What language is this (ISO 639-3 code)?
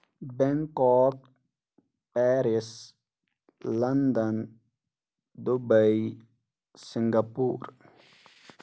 kas